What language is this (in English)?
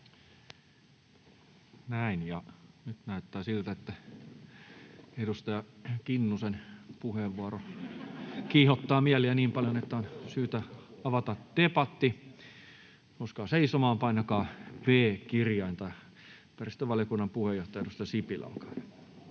Finnish